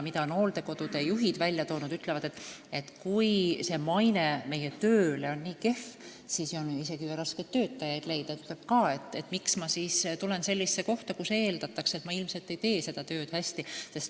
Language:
Estonian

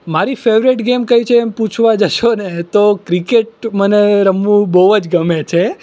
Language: Gujarati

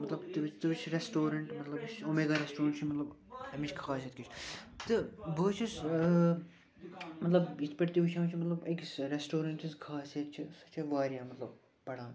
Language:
Kashmiri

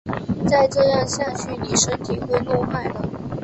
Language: Chinese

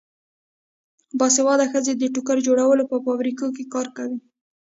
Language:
Pashto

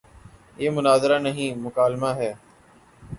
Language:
Urdu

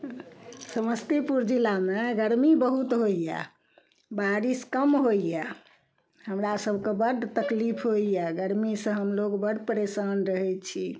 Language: Maithili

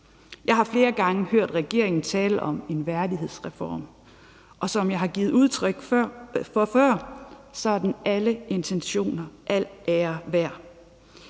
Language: Danish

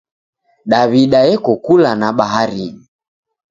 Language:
Taita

